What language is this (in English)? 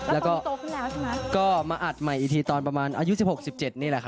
Thai